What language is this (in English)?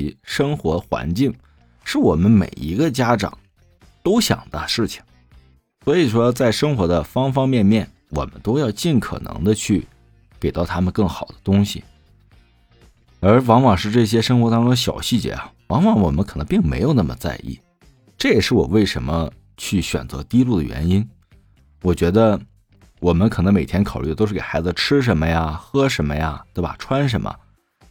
Chinese